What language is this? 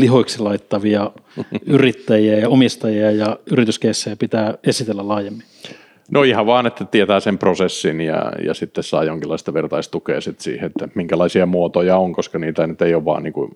Finnish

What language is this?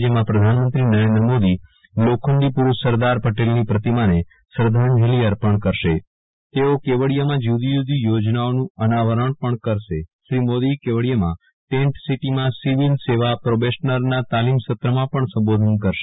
Gujarati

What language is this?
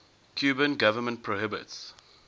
English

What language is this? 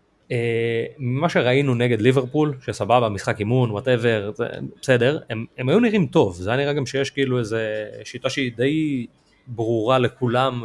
Hebrew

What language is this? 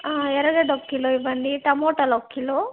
Telugu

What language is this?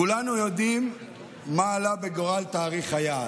Hebrew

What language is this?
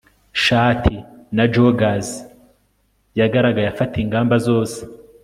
Kinyarwanda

